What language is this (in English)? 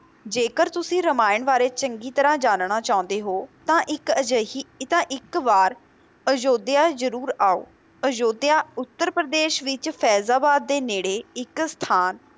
Punjabi